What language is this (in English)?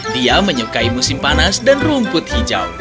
Indonesian